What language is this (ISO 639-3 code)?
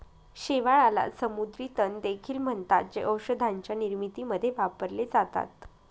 mar